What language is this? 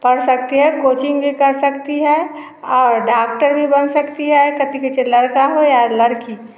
Hindi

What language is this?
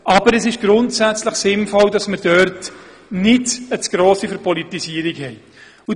Swiss German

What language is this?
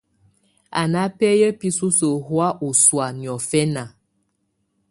Tunen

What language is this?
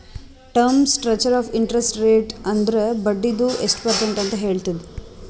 Kannada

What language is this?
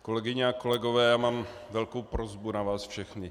Czech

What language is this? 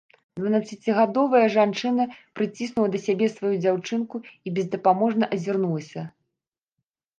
Belarusian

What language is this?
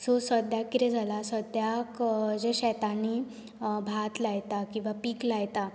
Konkani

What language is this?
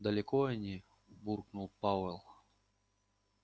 Russian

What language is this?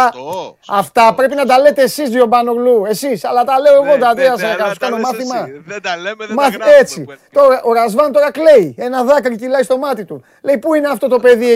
Greek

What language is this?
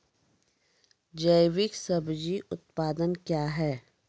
Maithili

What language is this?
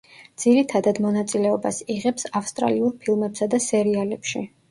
Georgian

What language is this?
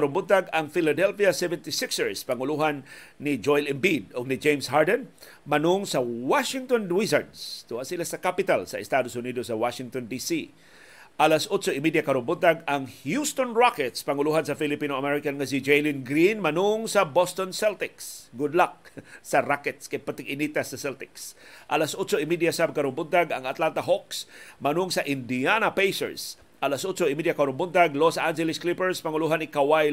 Filipino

